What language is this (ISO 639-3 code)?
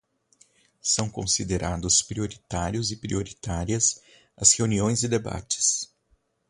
por